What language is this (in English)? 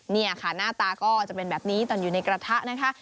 Thai